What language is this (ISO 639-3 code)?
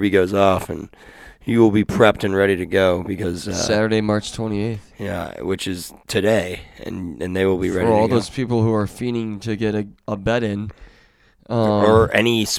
eng